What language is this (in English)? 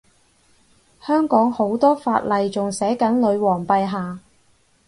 Cantonese